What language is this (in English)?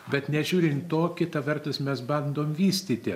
Lithuanian